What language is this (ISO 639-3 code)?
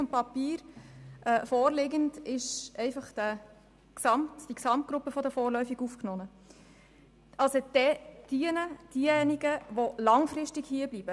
gsw